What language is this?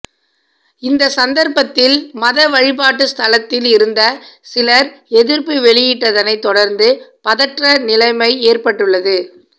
Tamil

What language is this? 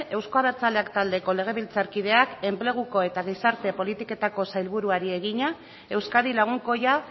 Basque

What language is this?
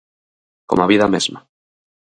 Galician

